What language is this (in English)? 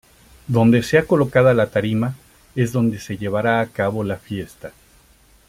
Spanish